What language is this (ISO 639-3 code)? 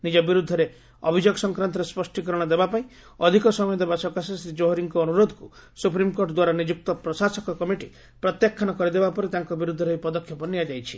ori